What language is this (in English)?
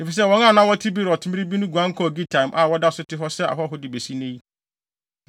Akan